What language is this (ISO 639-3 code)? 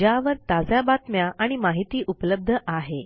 mar